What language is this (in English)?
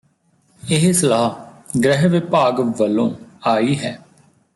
Punjabi